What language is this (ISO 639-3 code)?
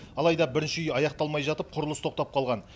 kaz